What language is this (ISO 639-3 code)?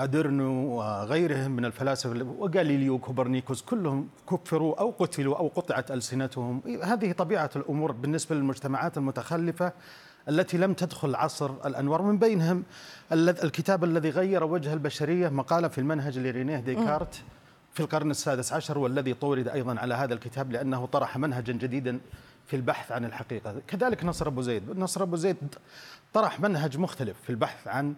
ara